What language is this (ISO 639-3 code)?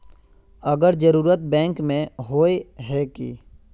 mag